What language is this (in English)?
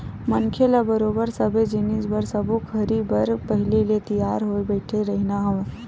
Chhattisgarhi